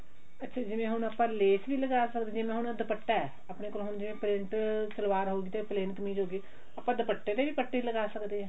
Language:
Punjabi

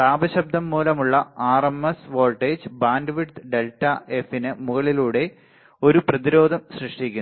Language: Malayalam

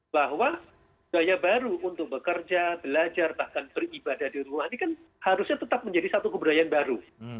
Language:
Indonesian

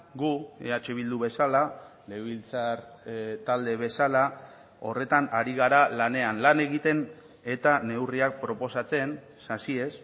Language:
Basque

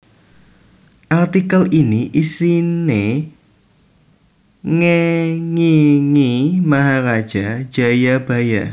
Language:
Javanese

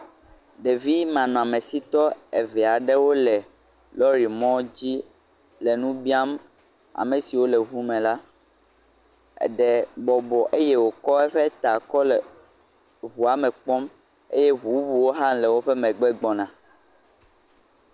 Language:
Ewe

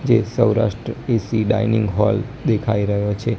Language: Gujarati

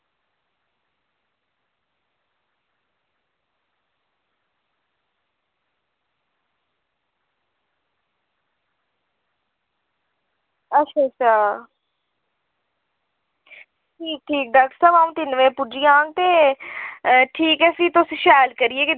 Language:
Dogri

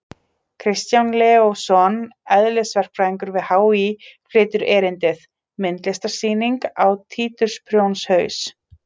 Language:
Icelandic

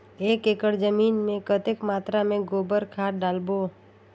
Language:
Chhattisgarhi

